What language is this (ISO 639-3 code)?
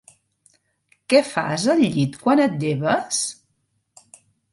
cat